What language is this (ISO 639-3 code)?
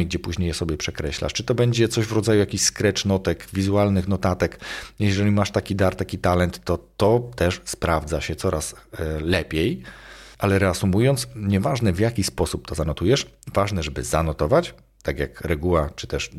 pol